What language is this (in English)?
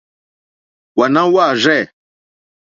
Mokpwe